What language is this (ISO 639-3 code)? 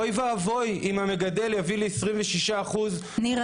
heb